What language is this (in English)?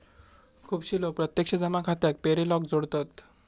Marathi